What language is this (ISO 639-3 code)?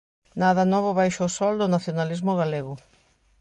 glg